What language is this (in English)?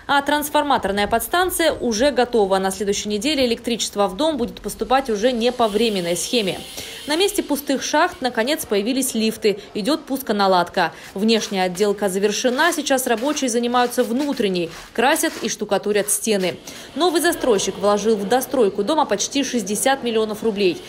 Russian